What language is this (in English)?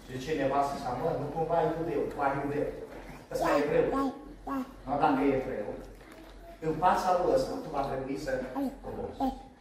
Romanian